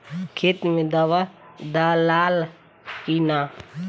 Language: Bhojpuri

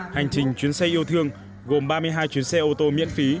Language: Vietnamese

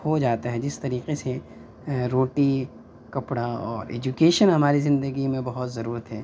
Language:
Urdu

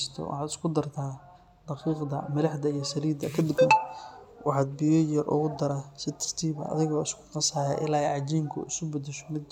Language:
Somali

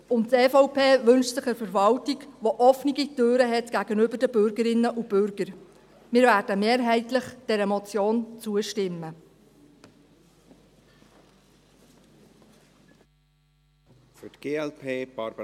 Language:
Swiss German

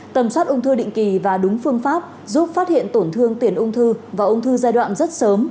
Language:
Vietnamese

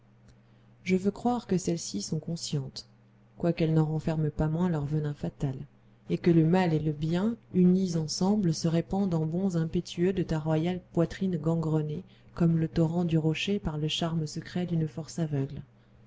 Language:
French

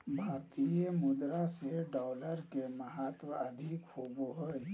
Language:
Magahi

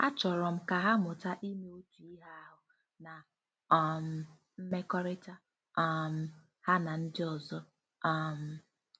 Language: Igbo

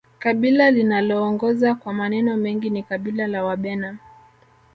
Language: Swahili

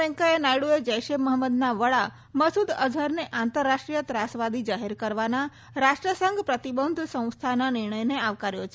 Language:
Gujarati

